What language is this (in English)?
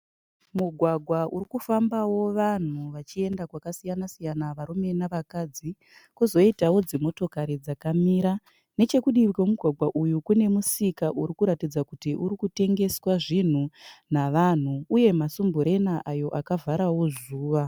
Shona